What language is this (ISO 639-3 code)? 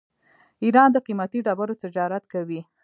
pus